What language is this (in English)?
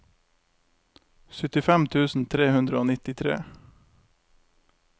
Norwegian